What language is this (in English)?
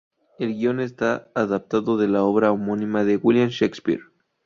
Spanish